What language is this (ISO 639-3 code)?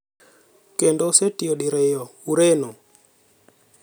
luo